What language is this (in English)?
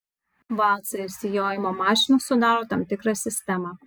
Lithuanian